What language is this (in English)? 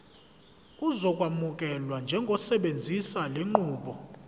Zulu